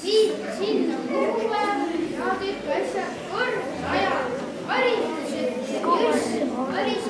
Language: Ukrainian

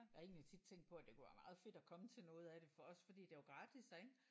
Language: Danish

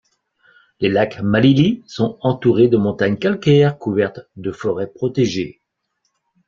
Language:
French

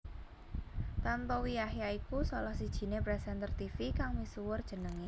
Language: Javanese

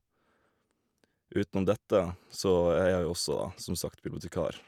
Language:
Norwegian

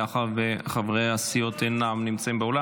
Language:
Hebrew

